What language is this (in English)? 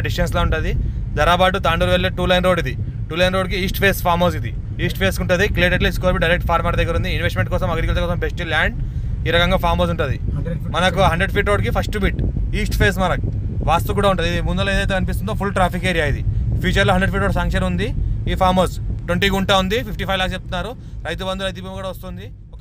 Telugu